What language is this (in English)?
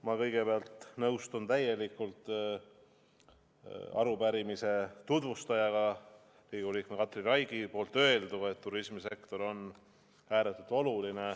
Estonian